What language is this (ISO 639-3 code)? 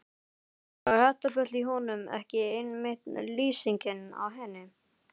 isl